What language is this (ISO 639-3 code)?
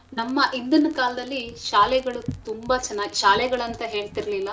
kan